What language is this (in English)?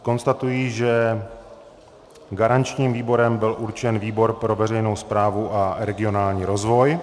Czech